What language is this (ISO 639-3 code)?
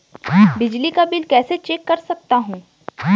hin